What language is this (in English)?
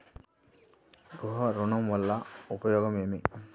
Telugu